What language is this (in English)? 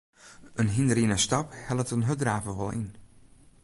Western Frisian